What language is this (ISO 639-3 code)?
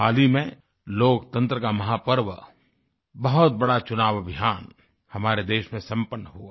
hin